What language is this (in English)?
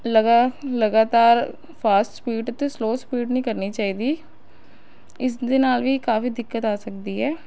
Punjabi